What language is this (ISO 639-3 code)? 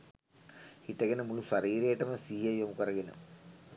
sin